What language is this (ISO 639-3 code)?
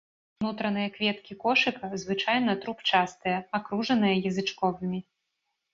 bel